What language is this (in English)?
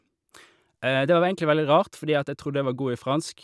Norwegian